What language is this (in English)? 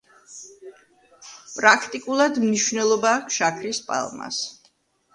Georgian